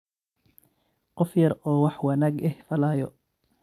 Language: Somali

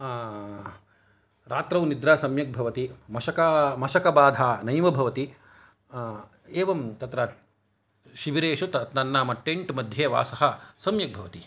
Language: Sanskrit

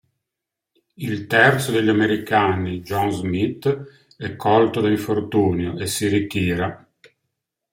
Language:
Italian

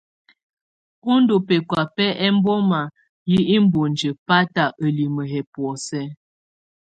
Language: Tunen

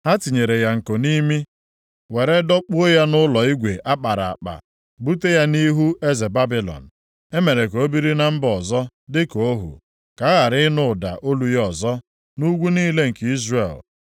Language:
Igbo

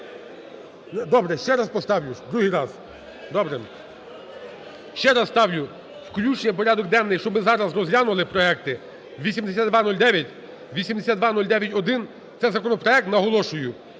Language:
Ukrainian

